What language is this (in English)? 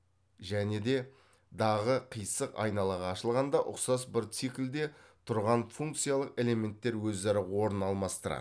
Kazakh